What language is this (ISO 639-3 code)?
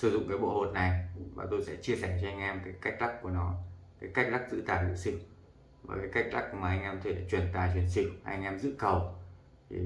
vie